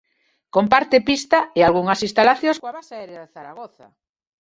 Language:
Galician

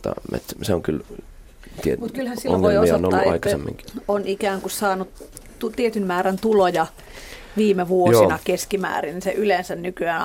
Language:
Finnish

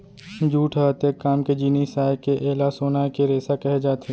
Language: Chhattisgarhi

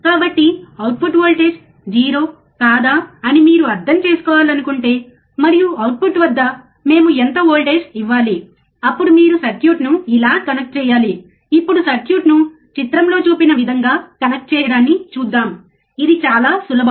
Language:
Telugu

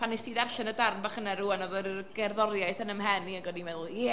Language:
Welsh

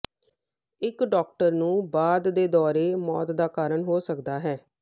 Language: Punjabi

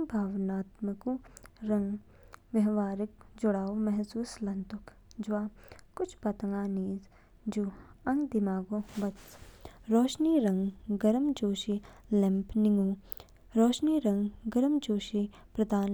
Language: Kinnauri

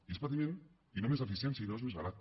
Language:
Catalan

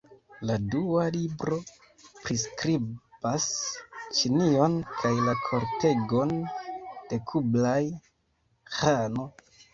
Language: Esperanto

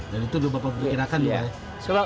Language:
Indonesian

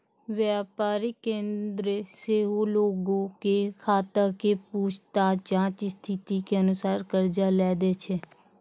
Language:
Maithili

